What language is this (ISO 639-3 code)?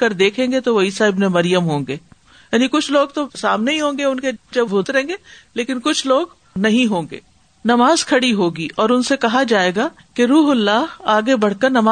urd